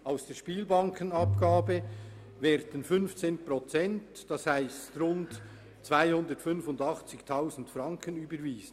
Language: Swiss German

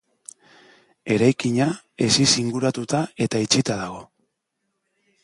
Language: Basque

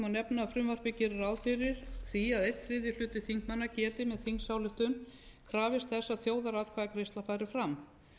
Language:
Icelandic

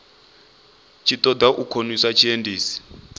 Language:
Venda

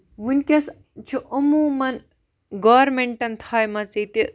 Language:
Kashmiri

